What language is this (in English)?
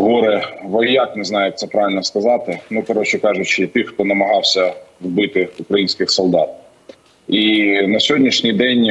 Ukrainian